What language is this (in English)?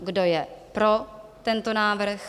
Czech